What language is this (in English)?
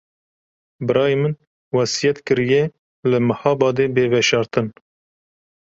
Kurdish